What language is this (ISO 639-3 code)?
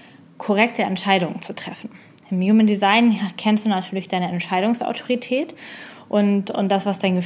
deu